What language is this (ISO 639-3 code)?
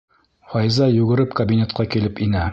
bak